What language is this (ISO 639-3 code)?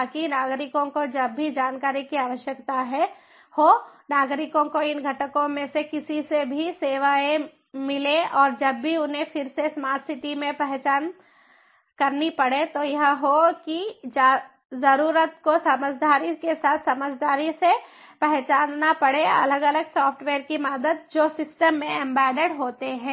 hin